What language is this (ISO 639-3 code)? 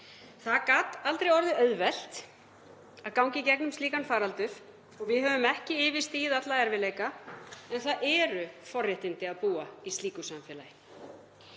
isl